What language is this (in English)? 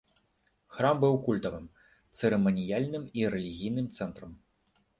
Belarusian